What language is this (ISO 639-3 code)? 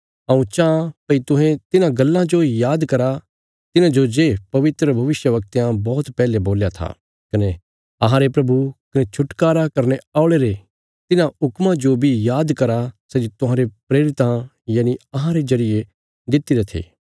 kfs